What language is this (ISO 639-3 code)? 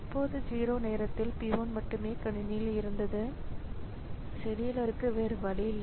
tam